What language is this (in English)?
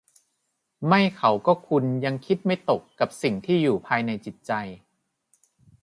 Thai